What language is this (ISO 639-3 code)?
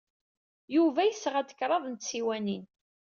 kab